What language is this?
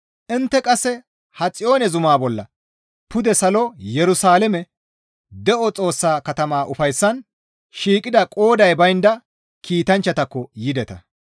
Gamo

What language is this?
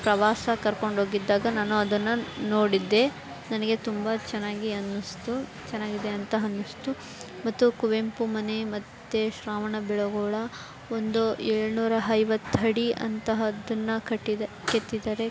Kannada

